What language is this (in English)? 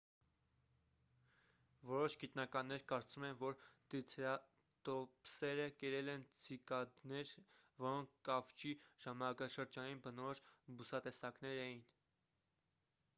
Armenian